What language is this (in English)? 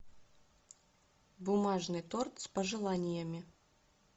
Russian